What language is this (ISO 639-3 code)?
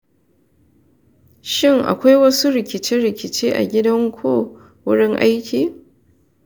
hau